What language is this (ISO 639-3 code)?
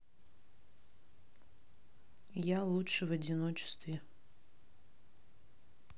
rus